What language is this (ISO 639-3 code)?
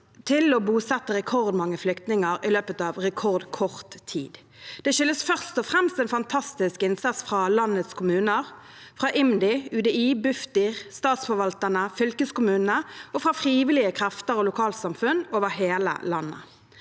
nor